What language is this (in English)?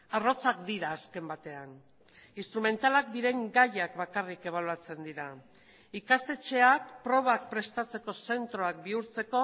Basque